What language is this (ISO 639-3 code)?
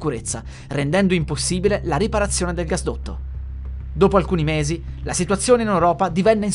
ita